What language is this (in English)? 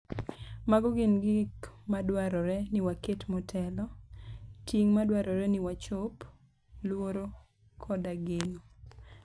Luo (Kenya and Tanzania)